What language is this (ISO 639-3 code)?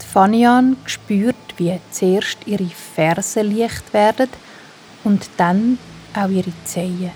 deu